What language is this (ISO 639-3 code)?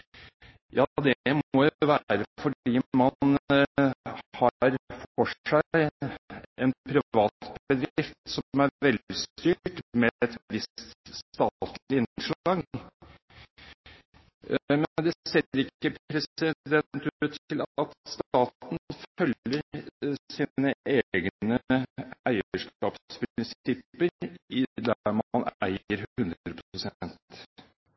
nob